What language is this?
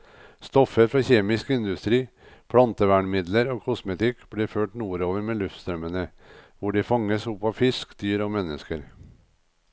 Norwegian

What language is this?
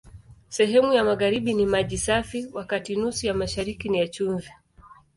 Swahili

